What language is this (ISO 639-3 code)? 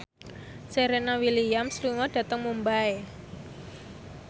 jav